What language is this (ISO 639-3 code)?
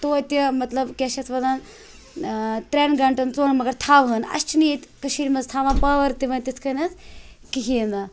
kas